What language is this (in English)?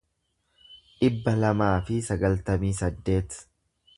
Oromo